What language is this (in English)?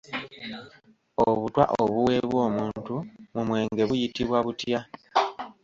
Ganda